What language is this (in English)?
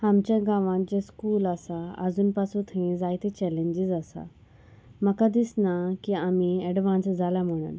Konkani